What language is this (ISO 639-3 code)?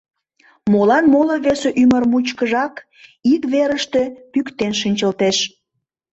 chm